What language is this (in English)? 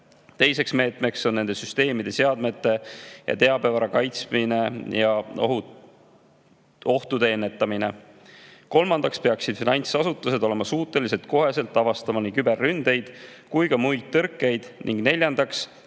Estonian